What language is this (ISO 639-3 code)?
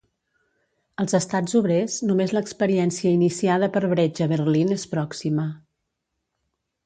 cat